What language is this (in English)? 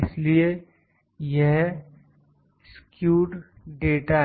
Hindi